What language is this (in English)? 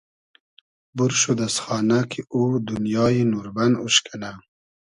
Hazaragi